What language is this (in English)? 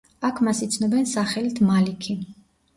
Georgian